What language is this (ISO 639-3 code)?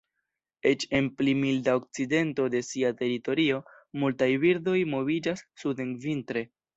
epo